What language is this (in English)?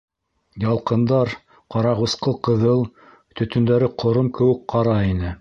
Bashkir